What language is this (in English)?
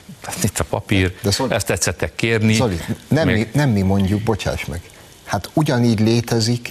Hungarian